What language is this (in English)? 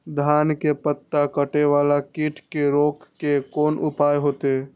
Maithili